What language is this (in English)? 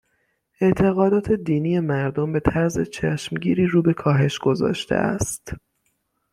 Persian